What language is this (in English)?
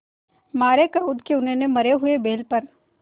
Hindi